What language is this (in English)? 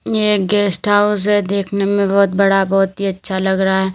Hindi